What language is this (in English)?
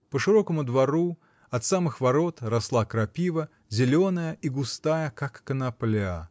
Russian